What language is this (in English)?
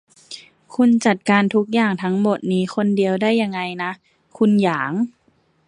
Thai